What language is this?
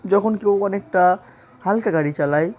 Bangla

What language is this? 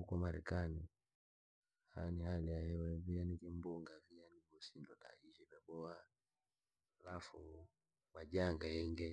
Langi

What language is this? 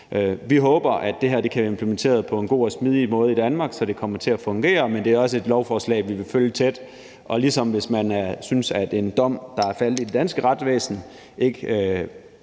Danish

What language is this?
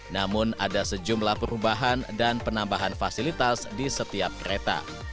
Indonesian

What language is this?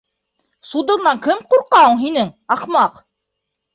Bashkir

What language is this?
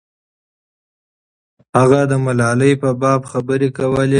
Pashto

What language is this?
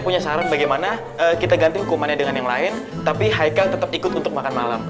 Indonesian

